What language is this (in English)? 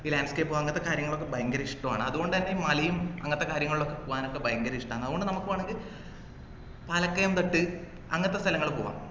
Malayalam